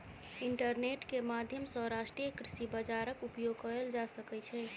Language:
Maithili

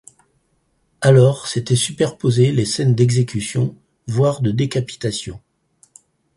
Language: French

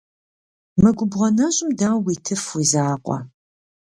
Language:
Kabardian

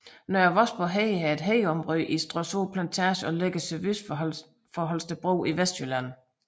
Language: Danish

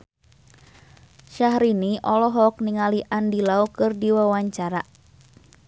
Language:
Sundanese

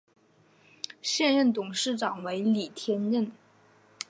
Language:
Chinese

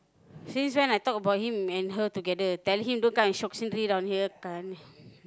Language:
English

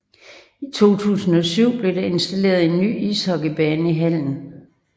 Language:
Danish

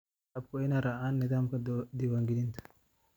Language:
Somali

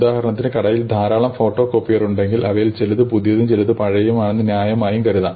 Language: Malayalam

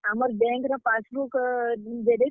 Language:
Odia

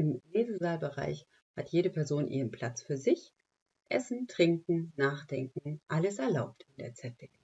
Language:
German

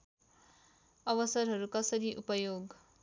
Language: Nepali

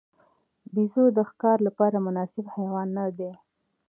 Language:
Pashto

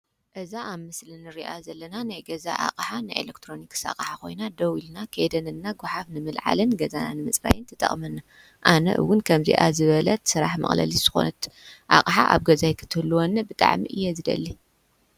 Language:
Tigrinya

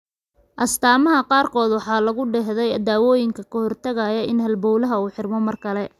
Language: Somali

